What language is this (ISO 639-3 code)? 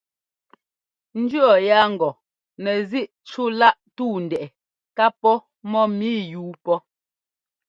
jgo